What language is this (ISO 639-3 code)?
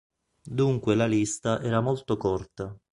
ita